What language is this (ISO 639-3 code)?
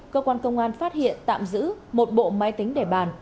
vie